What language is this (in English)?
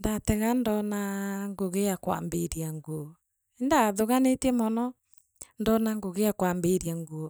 Meru